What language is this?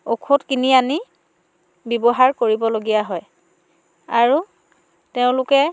Assamese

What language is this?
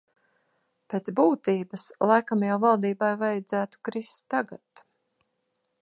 Latvian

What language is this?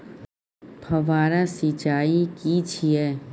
Maithili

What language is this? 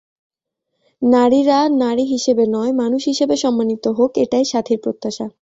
Bangla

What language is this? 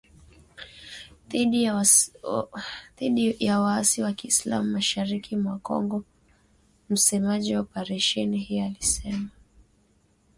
Swahili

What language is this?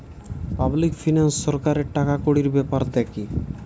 Bangla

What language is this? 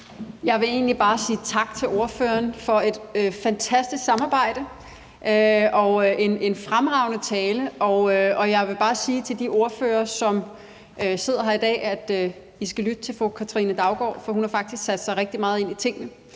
Danish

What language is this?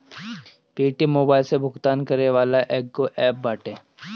Bhojpuri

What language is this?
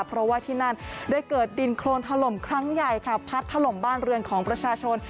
Thai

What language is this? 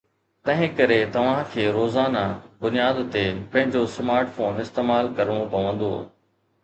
Sindhi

